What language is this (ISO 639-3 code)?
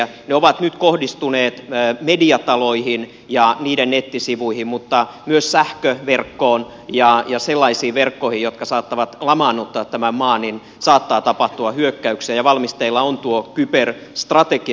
fin